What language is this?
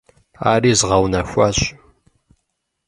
Kabardian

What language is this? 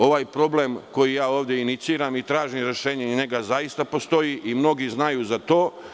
Serbian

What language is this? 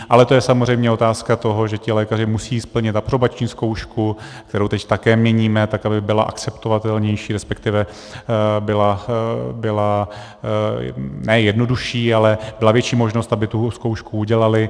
Czech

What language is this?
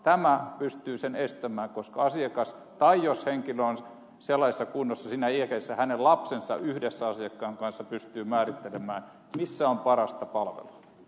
Finnish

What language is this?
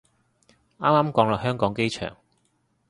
Cantonese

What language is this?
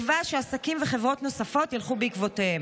Hebrew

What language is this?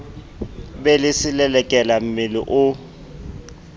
Southern Sotho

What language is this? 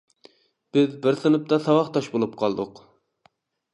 Uyghur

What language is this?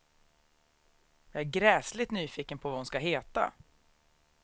Swedish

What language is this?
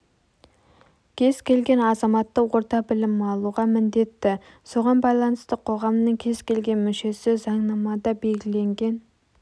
Kazakh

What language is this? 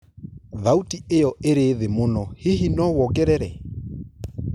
Kikuyu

